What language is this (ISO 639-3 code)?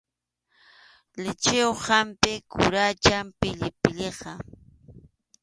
qxu